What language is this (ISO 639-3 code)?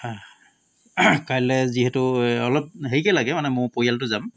asm